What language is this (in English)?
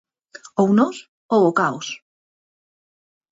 Galician